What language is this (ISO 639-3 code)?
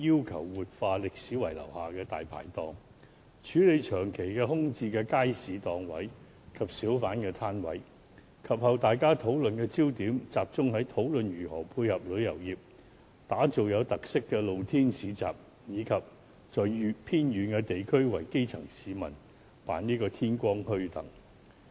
yue